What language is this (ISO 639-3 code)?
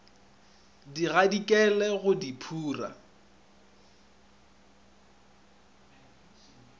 nso